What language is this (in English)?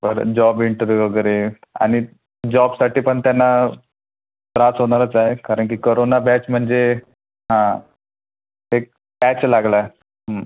Marathi